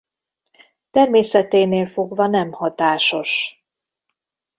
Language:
Hungarian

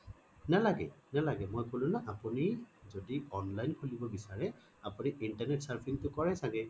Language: Assamese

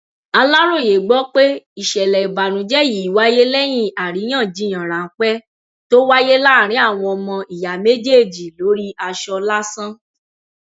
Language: Yoruba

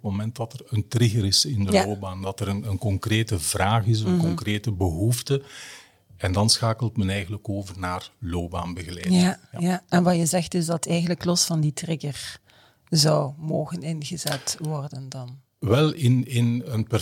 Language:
Dutch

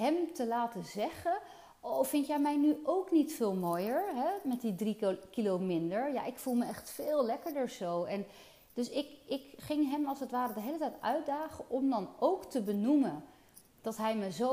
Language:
Dutch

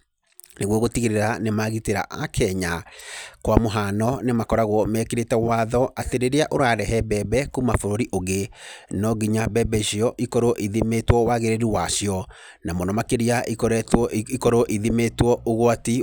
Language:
Kikuyu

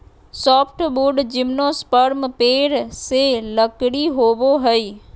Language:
Magahi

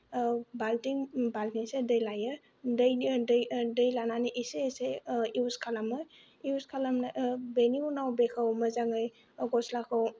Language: Bodo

